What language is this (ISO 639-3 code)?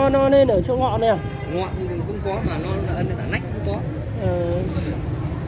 vie